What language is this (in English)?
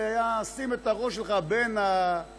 Hebrew